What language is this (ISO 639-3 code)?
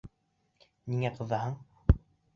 bak